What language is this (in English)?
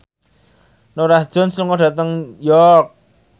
Javanese